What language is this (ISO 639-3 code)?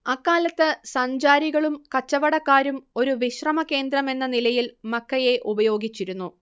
mal